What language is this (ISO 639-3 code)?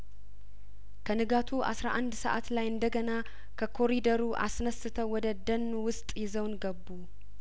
amh